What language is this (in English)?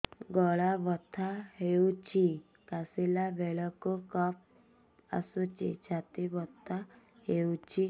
Odia